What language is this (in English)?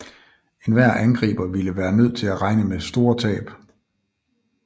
Danish